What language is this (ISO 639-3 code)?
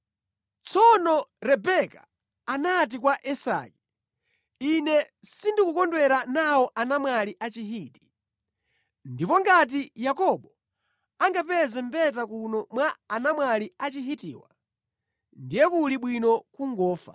nya